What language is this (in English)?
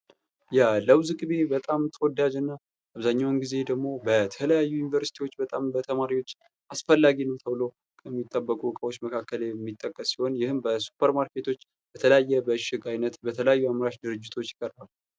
Amharic